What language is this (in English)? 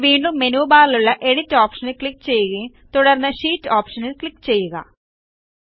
Malayalam